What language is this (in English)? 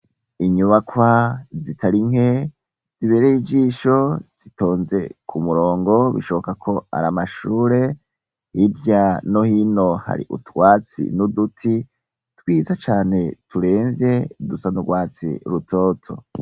Rundi